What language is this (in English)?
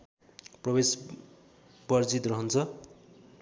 Nepali